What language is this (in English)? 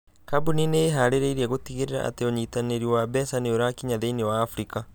Kikuyu